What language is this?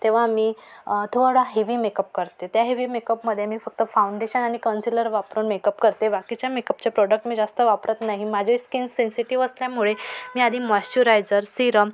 Marathi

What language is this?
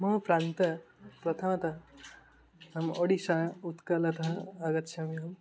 Sanskrit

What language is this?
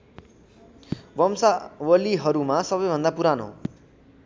Nepali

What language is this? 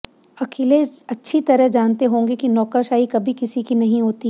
Hindi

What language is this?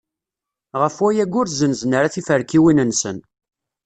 Kabyle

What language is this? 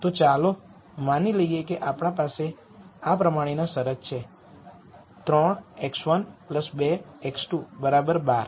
Gujarati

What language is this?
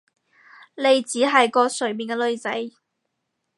Cantonese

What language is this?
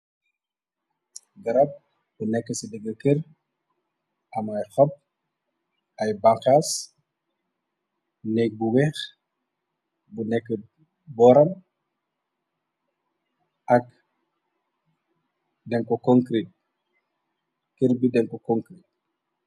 Wolof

